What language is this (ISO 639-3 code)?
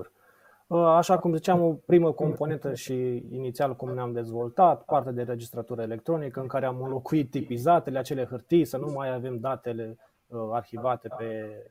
ron